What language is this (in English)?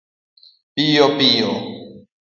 Luo (Kenya and Tanzania)